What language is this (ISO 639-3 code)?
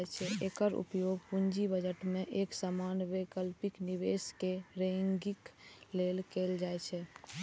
mai